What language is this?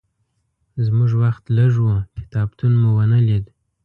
Pashto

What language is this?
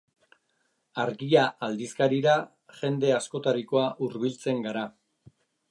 Basque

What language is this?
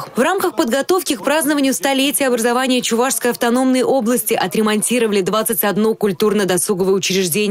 Russian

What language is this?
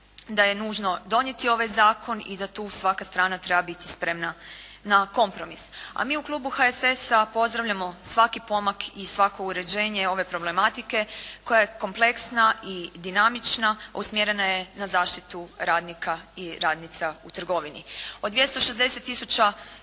Croatian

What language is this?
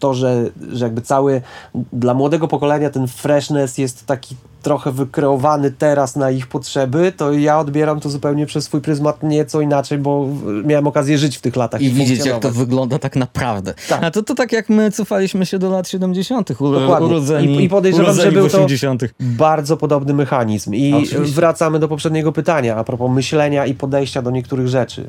Polish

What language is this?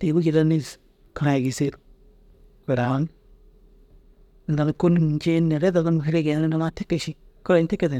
Dazaga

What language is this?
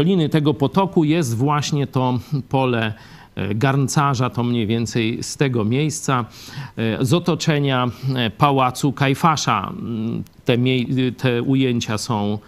Polish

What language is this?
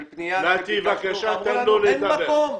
Hebrew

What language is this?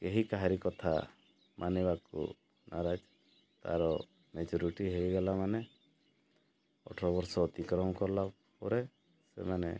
Odia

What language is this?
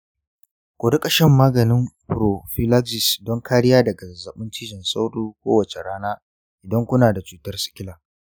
Hausa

